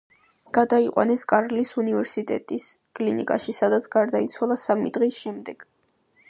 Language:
Georgian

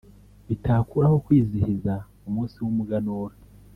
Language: Kinyarwanda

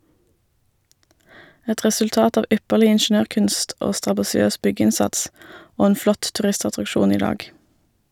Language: Norwegian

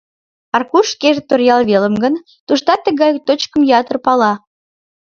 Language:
Mari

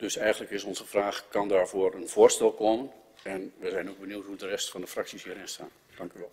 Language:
Dutch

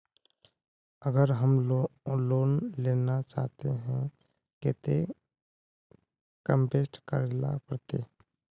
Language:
Magahi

